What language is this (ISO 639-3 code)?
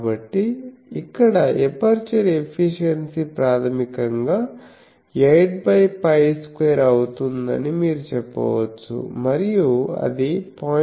tel